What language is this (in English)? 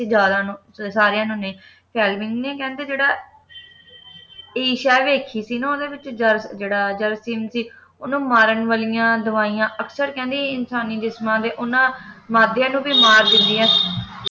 Punjabi